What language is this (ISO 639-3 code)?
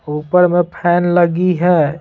hin